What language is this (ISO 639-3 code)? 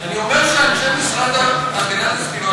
heb